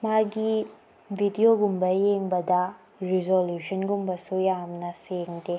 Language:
Manipuri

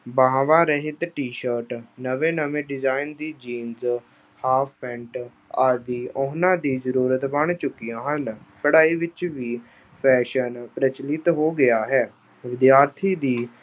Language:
Punjabi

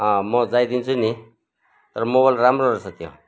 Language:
Nepali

